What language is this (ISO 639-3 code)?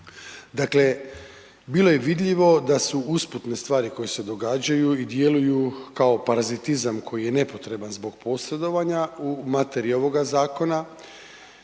hrv